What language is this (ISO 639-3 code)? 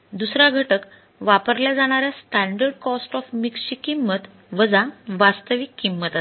mar